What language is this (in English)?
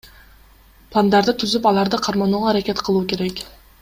Kyrgyz